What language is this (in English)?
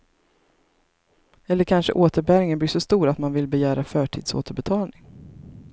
Swedish